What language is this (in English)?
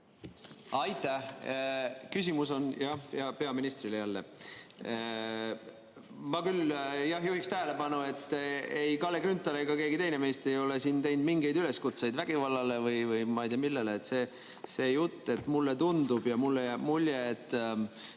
Estonian